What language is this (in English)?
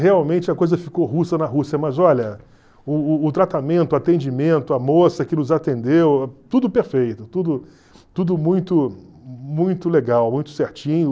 Portuguese